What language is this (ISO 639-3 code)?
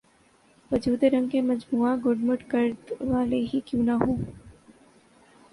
urd